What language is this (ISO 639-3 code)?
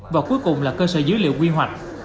vie